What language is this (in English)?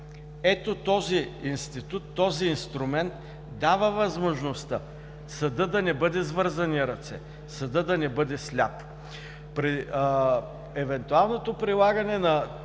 Bulgarian